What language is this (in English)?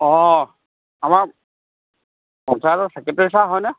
Assamese